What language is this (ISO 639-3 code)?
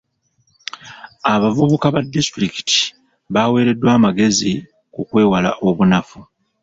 lug